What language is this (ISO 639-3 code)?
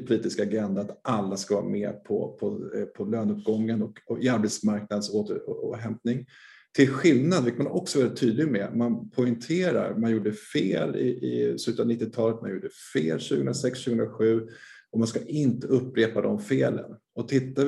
swe